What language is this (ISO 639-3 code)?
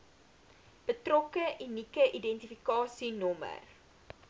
afr